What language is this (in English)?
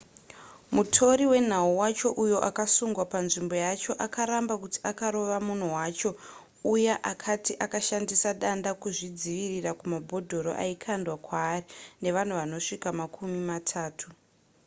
Shona